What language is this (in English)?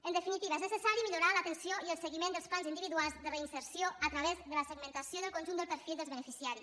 Catalan